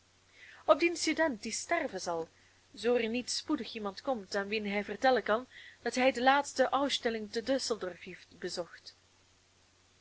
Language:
Dutch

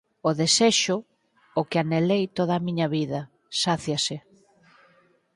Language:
Galician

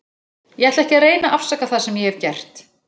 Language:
Icelandic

